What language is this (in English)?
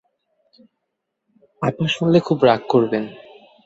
Bangla